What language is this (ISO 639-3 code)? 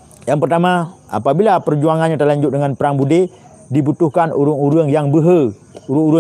msa